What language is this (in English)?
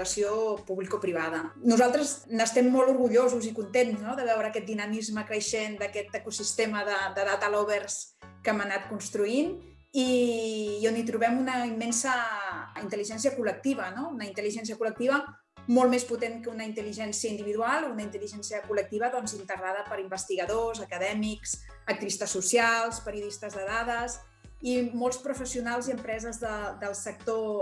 Catalan